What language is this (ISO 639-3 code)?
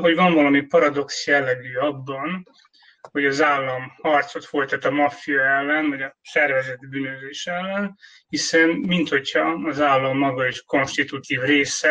hun